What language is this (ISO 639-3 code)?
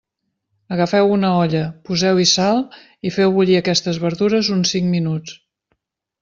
cat